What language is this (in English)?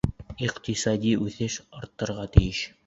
Bashkir